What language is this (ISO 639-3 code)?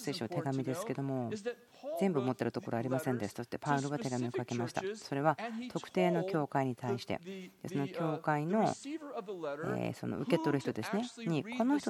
jpn